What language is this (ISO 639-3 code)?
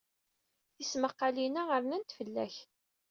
kab